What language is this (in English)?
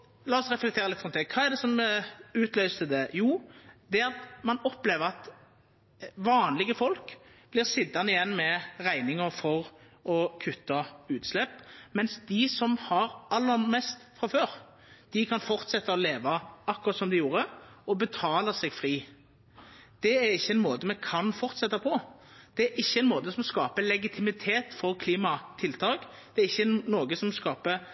Norwegian Nynorsk